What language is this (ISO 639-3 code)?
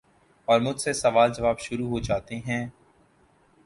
urd